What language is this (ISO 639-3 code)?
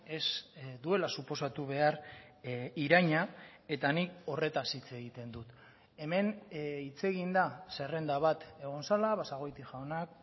eus